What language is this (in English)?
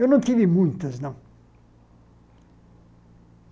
Portuguese